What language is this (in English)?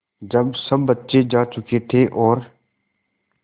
Hindi